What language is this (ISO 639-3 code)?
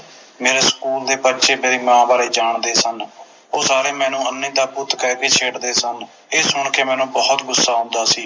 pan